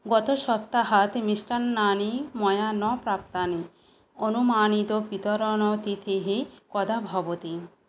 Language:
Sanskrit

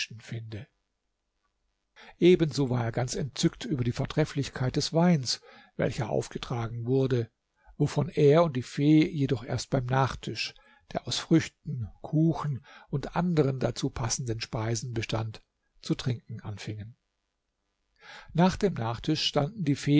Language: German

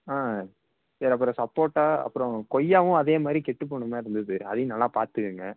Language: Tamil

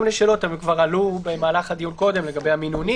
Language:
Hebrew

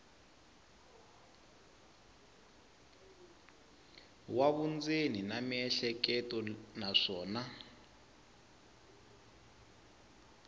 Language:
Tsonga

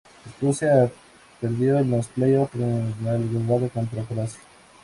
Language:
Spanish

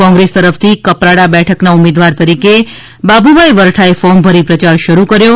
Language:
Gujarati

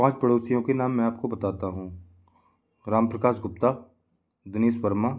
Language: Hindi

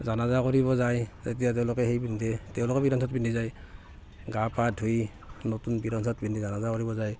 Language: Assamese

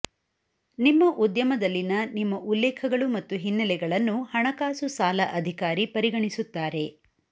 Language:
Kannada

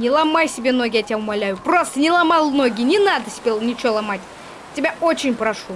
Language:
Russian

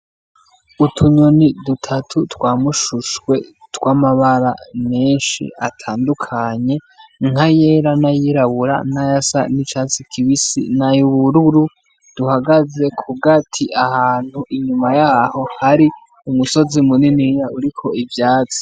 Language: Rundi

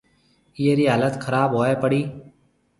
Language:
Marwari (Pakistan)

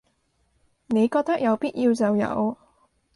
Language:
Cantonese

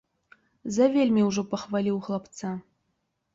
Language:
Belarusian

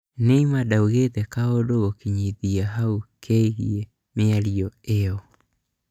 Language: Kikuyu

